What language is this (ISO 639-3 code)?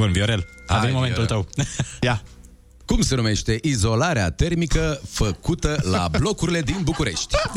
ron